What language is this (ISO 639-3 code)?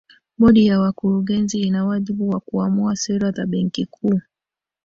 swa